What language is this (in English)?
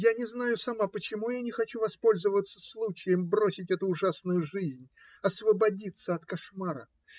Russian